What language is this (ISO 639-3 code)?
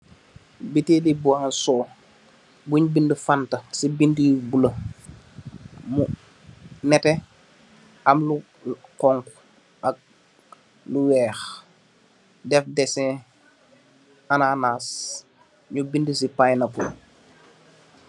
wol